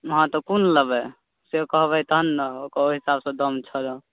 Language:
Maithili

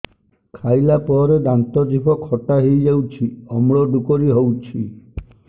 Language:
Odia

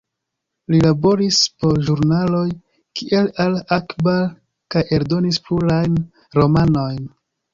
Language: Esperanto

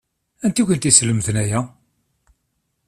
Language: Kabyle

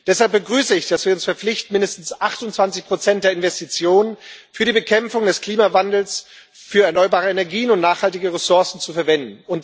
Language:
German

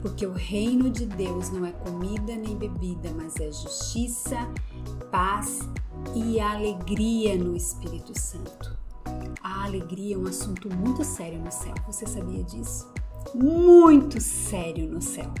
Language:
Portuguese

